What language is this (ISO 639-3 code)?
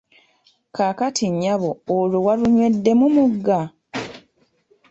lug